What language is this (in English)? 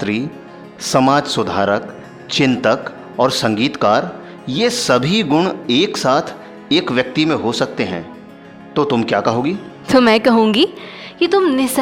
Hindi